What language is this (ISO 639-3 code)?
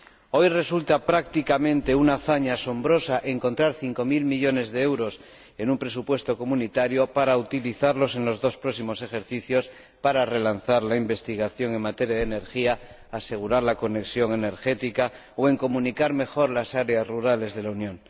spa